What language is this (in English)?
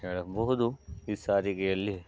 Kannada